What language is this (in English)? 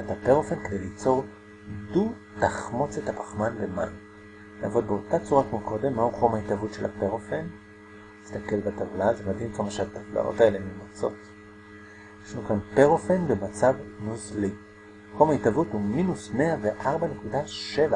Hebrew